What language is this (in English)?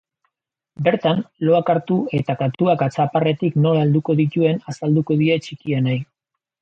Basque